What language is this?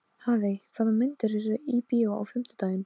Icelandic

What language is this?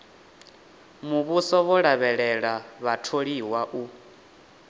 Venda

